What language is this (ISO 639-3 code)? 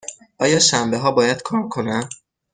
fas